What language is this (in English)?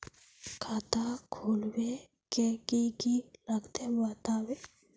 Magahi